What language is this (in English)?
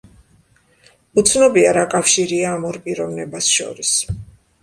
Georgian